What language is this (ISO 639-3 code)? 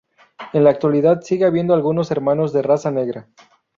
spa